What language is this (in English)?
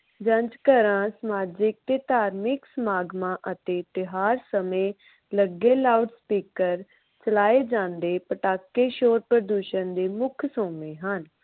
Punjabi